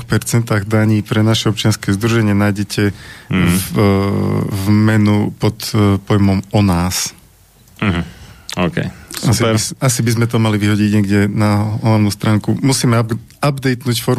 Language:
Slovak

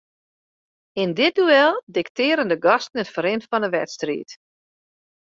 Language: Western Frisian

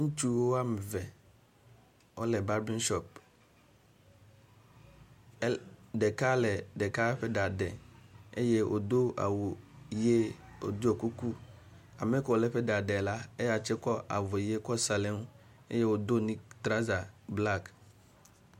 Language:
Ewe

